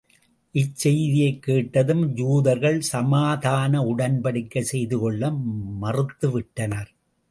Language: Tamil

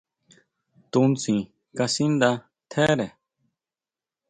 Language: Huautla Mazatec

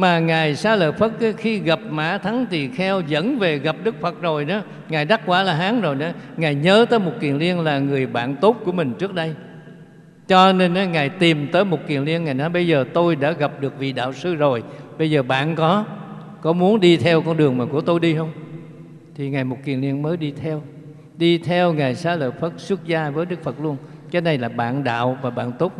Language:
Vietnamese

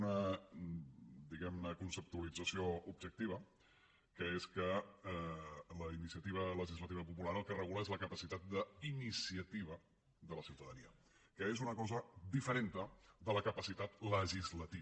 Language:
Catalan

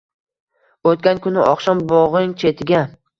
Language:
Uzbek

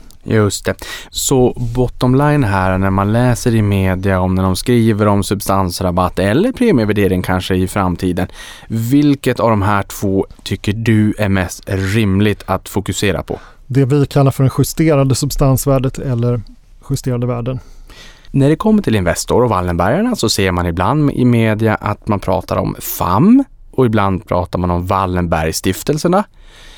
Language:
Swedish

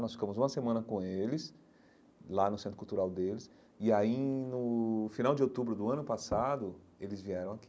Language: Portuguese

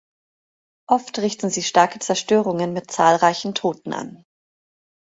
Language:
German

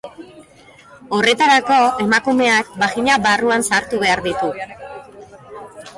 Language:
Basque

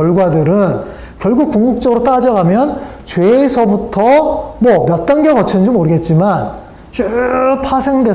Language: Korean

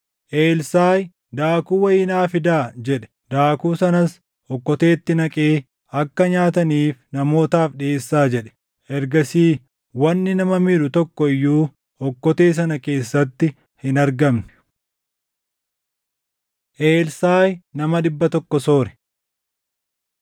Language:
Oromo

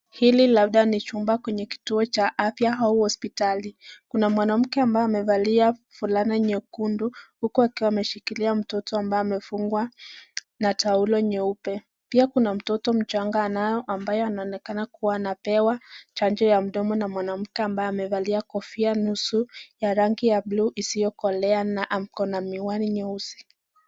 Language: Swahili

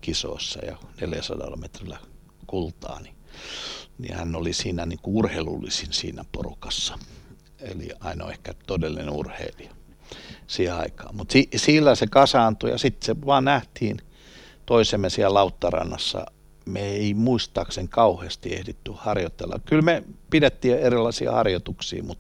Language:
Finnish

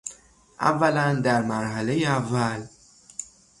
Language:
Persian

